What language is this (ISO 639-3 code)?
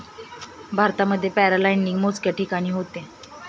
mar